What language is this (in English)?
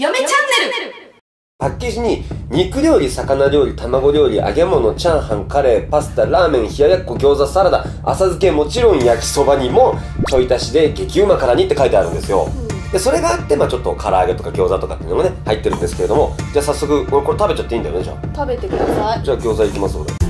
Japanese